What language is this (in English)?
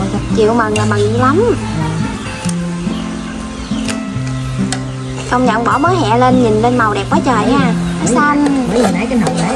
Vietnamese